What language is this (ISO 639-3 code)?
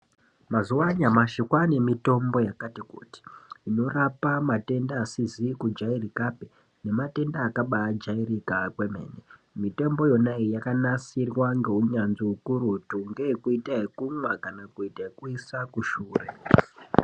ndc